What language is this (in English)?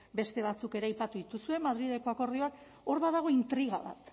Basque